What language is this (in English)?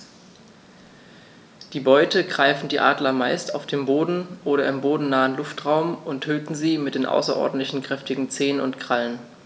German